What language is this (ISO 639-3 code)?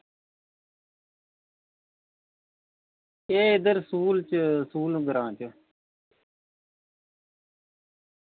doi